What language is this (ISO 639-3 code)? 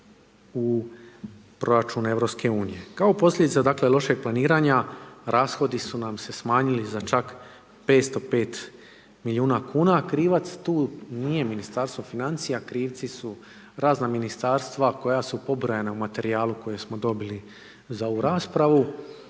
hrv